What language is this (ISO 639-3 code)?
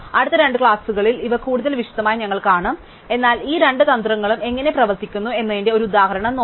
mal